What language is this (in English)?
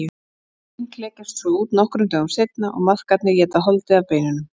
Icelandic